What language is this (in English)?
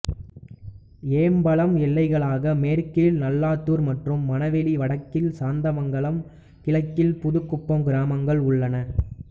Tamil